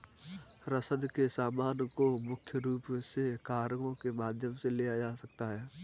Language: Hindi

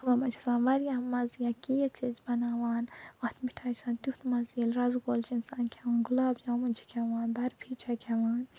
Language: Kashmiri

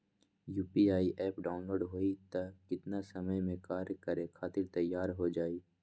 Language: Magahi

